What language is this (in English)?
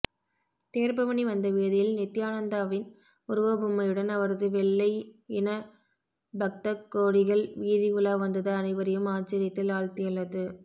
Tamil